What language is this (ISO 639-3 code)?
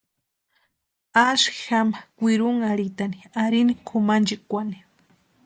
pua